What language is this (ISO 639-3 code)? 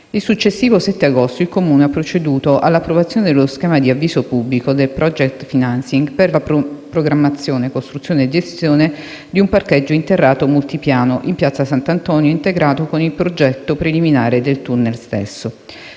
ita